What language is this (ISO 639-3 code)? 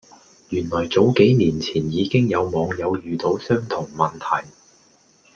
yue